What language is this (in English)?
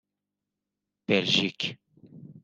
Persian